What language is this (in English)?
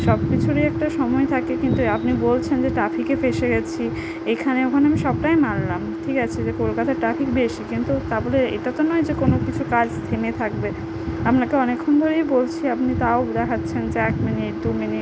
Bangla